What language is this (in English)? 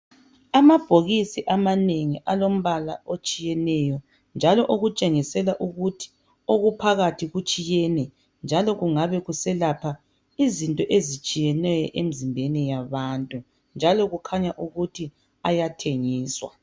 North Ndebele